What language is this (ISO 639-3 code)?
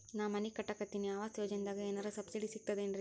kan